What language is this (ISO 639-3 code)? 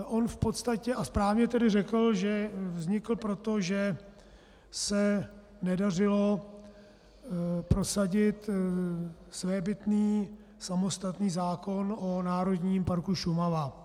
ces